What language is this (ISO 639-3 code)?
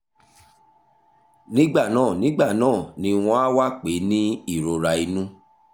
yor